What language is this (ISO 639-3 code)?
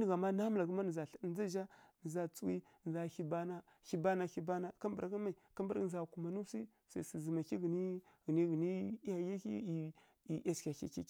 fkk